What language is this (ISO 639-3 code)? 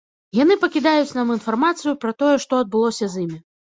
bel